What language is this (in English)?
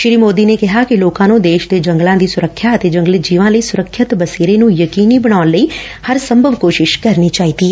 Punjabi